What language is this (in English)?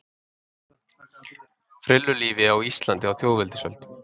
Icelandic